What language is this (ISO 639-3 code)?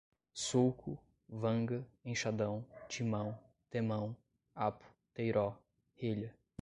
por